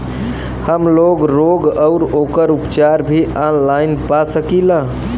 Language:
Bhojpuri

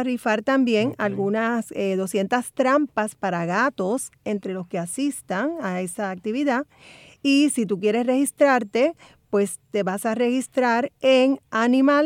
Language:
Spanish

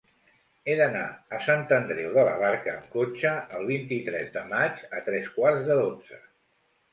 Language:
Catalan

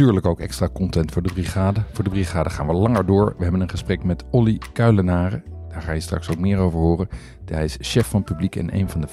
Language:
Dutch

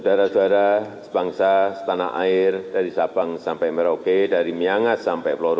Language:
Indonesian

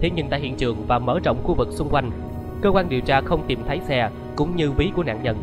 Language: Vietnamese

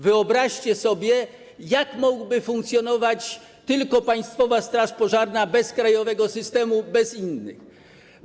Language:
Polish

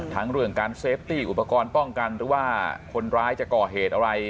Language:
Thai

